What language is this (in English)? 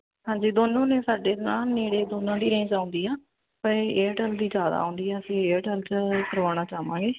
Punjabi